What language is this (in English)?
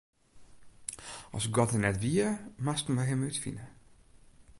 Western Frisian